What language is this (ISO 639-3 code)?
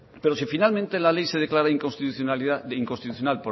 spa